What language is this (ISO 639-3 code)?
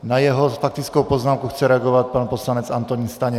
ces